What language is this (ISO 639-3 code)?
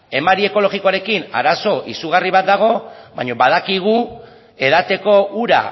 eus